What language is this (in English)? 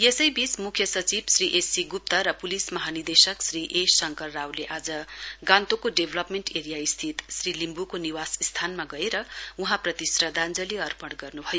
Nepali